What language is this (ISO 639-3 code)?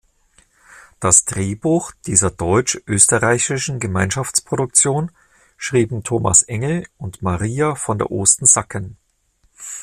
deu